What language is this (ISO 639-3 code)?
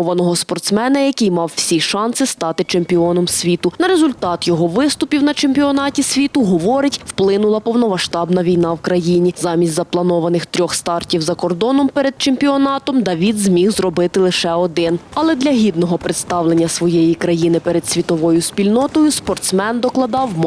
ukr